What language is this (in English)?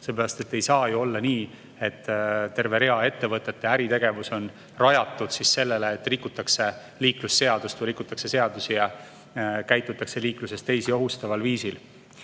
Estonian